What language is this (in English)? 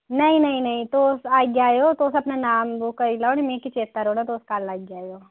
Dogri